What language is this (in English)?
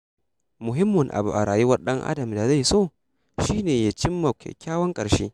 Hausa